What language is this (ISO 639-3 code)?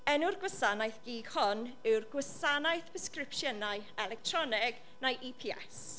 cym